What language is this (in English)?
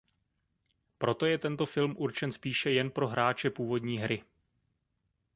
Czech